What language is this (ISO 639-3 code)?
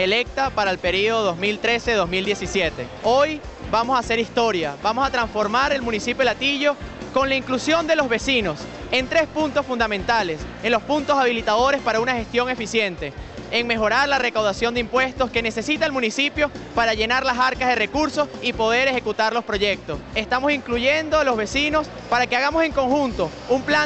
spa